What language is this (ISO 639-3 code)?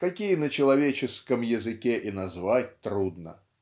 rus